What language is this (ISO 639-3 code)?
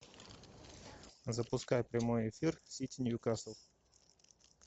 rus